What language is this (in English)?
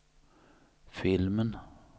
Swedish